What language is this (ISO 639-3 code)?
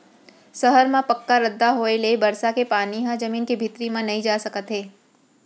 hne